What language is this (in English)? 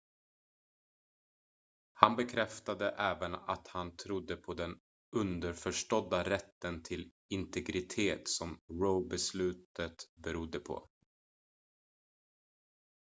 Swedish